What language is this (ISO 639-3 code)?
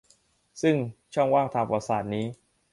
tha